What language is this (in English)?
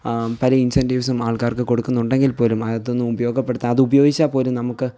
Malayalam